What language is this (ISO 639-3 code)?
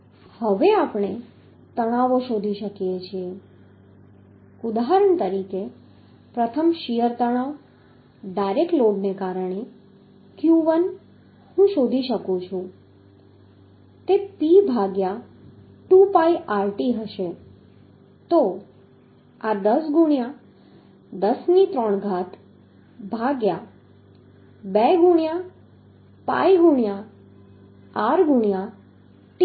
guj